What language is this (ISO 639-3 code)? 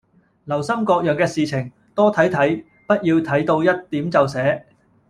yue